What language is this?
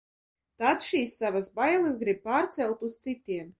Latvian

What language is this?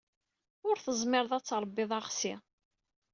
Kabyle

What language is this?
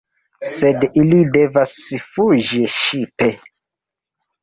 Esperanto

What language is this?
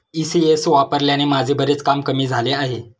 Marathi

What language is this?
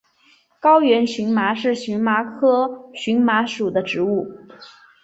Chinese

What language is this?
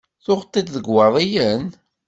Kabyle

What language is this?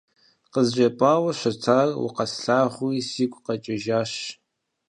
Kabardian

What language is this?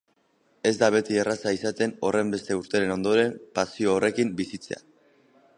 Basque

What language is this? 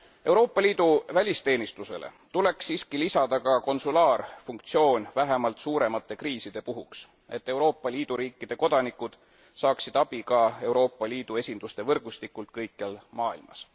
Estonian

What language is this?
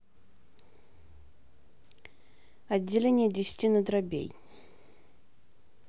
Russian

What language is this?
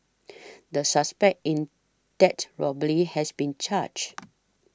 English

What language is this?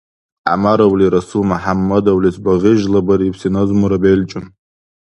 Dargwa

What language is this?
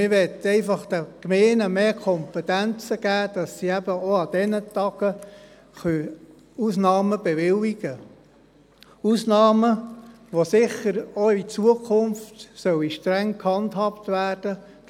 Swiss German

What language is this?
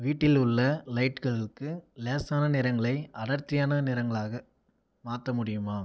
Tamil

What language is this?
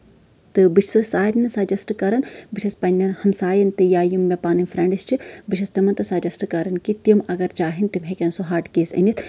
Kashmiri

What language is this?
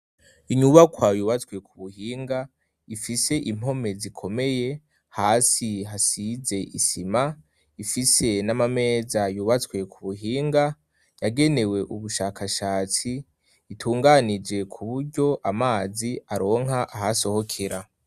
Rundi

